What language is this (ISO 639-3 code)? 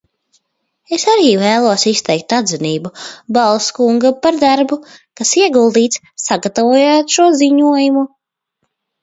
lav